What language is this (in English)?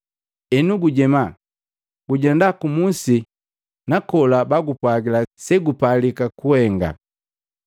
Matengo